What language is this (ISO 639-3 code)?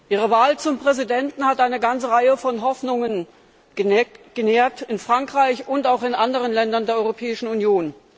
deu